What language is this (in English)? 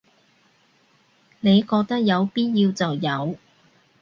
Cantonese